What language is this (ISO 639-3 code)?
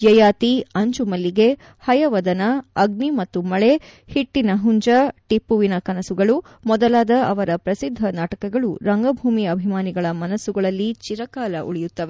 kan